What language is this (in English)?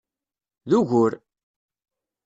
Kabyle